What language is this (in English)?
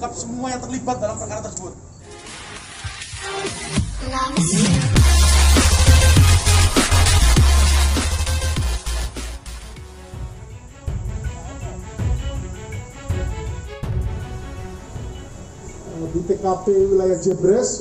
Indonesian